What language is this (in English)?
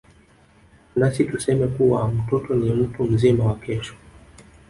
Swahili